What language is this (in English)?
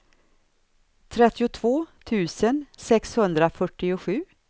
Swedish